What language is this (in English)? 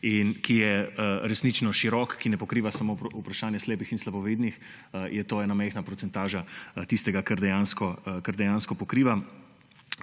Slovenian